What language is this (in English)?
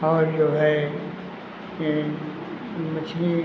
Hindi